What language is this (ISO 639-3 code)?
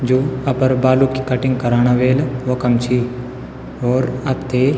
gbm